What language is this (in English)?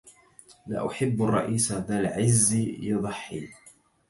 Arabic